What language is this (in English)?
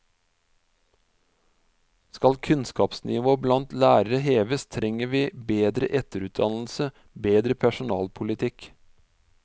Norwegian